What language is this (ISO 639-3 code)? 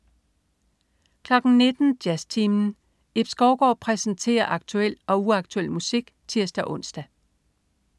dan